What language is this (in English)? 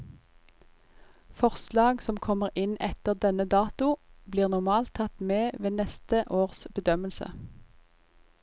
Norwegian